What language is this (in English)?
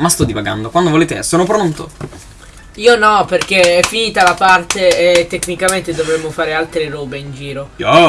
Italian